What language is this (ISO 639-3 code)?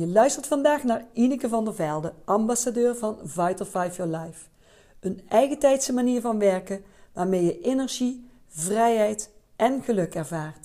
nld